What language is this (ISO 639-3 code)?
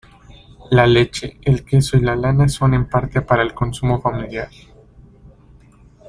spa